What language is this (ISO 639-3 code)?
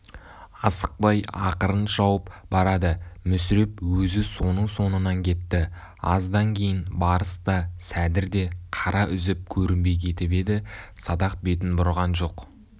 kaz